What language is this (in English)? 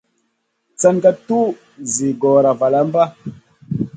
Masana